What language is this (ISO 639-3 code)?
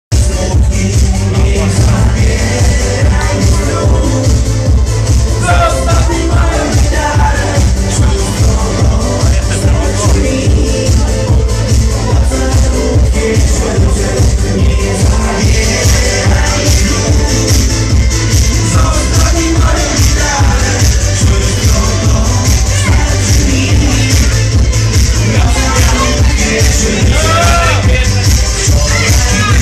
ukr